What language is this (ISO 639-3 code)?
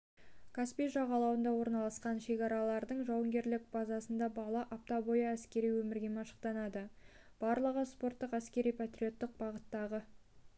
kaz